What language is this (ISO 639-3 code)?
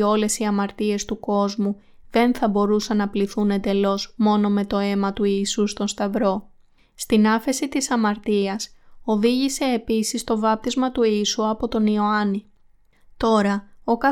ell